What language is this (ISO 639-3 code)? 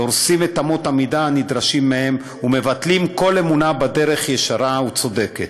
heb